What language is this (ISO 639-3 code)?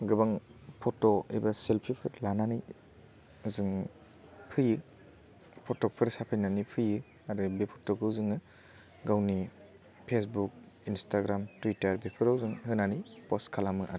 brx